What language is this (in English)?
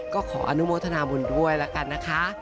Thai